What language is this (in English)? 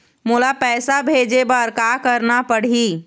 Chhattisgarhi